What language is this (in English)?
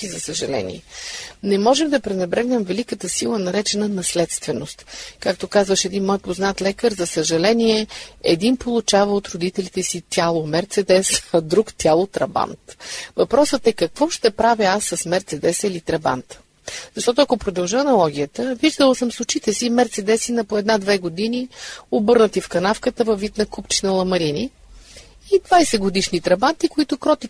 Bulgarian